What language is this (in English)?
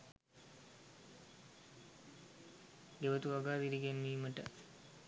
Sinhala